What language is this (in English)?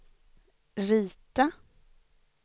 Swedish